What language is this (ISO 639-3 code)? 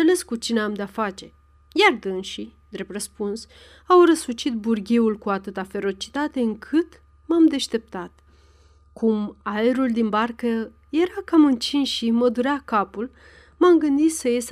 ron